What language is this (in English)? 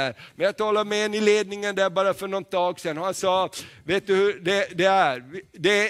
Swedish